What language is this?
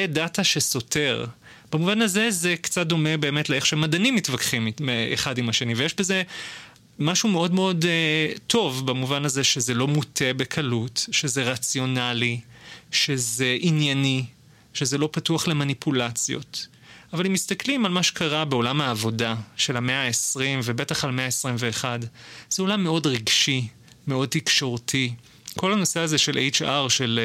Hebrew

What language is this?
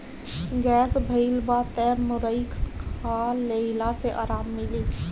Bhojpuri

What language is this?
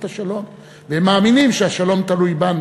Hebrew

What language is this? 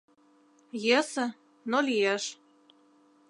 Mari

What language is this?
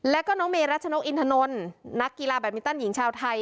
Thai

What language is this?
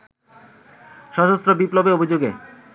Bangla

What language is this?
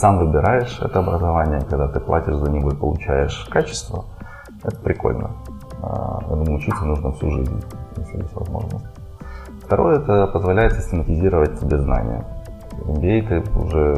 Russian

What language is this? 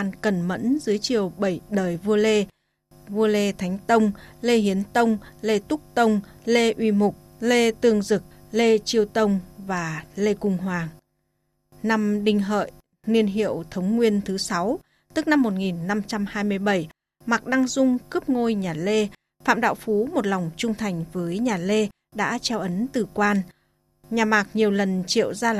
Vietnamese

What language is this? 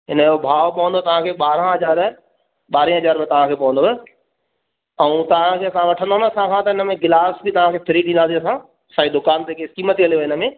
Sindhi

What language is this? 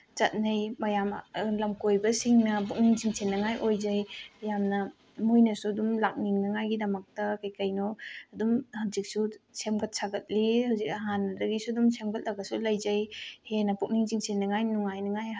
Manipuri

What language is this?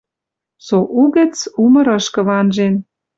Western Mari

